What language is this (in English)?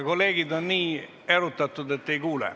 Estonian